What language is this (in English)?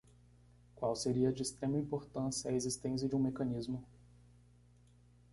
Portuguese